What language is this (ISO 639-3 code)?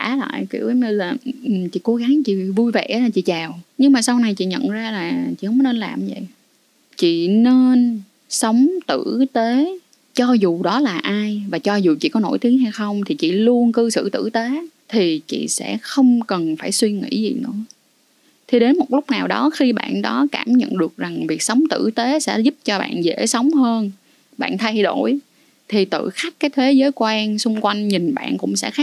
vie